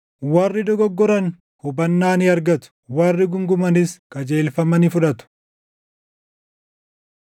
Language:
Oromo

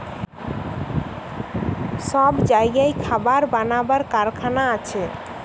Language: Bangla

